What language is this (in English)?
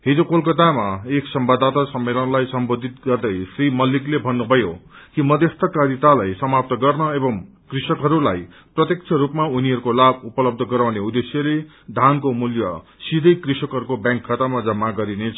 Nepali